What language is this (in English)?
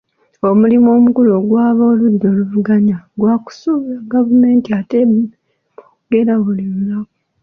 Ganda